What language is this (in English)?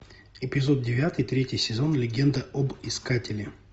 Russian